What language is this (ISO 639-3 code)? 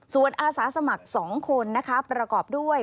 tha